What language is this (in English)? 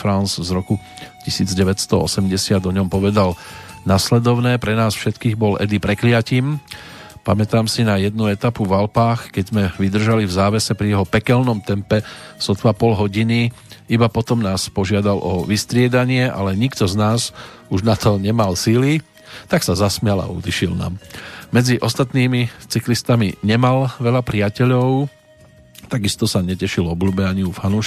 Slovak